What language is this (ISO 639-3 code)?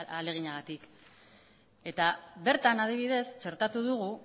eus